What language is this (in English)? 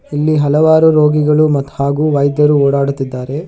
Kannada